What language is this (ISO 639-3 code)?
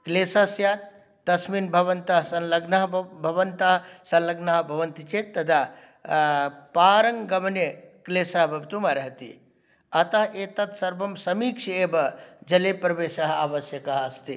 san